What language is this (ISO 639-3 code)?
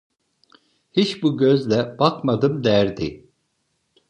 tur